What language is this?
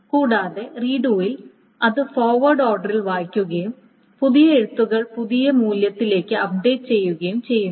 Malayalam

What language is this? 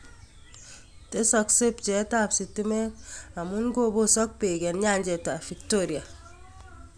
Kalenjin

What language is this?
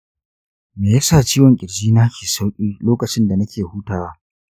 Hausa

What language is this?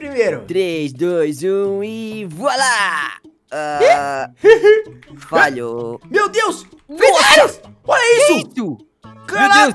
Portuguese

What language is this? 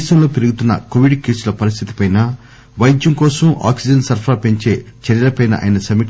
Telugu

